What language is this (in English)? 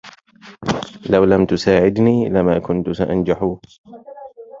Arabic